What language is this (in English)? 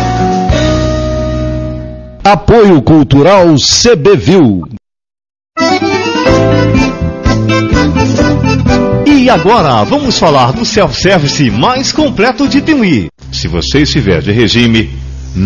Portuguese